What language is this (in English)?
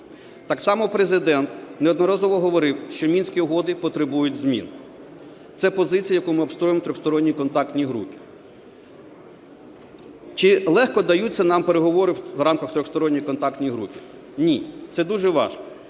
Ukrainian